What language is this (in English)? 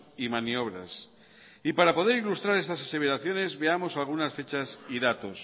Spanish